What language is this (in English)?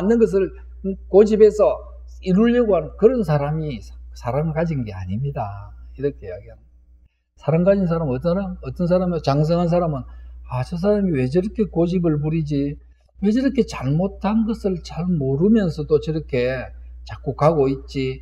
Korean